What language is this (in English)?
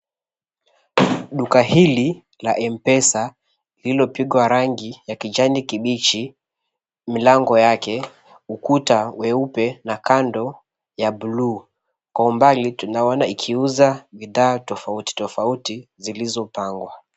Swahili